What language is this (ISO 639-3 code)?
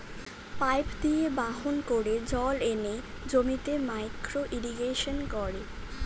ben